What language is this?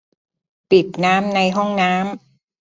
Thai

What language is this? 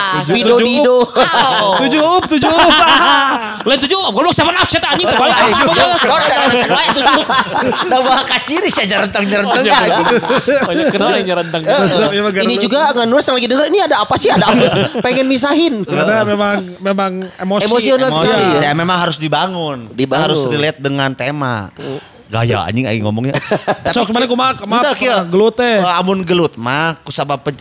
Indonesian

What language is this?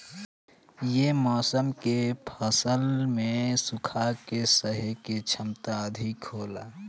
Bhojpuri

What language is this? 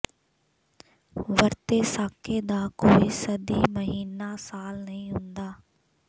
Punjabi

